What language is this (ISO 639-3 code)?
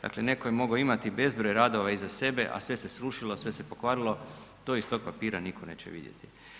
hrv